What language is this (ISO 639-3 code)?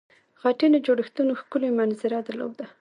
pus